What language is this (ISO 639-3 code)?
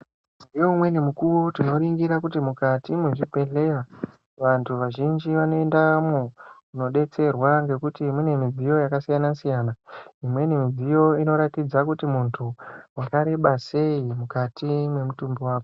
ndc